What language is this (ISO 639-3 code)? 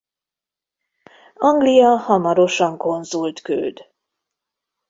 hun